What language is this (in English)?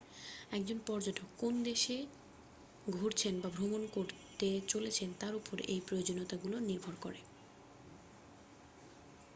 Bangla